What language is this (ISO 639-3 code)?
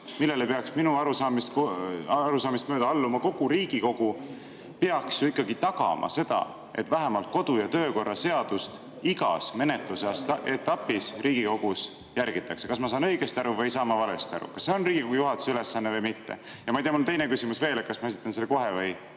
est